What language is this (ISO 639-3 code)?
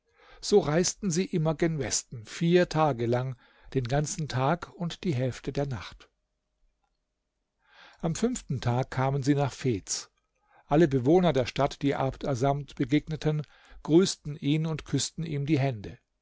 deu